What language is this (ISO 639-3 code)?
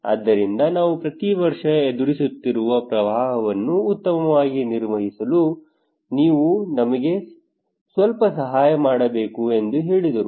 kan